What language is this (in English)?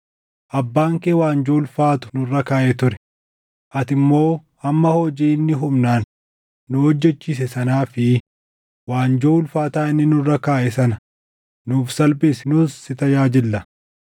Oromo